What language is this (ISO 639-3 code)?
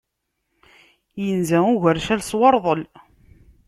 kab